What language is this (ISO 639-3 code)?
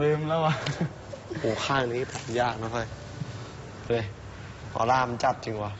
tha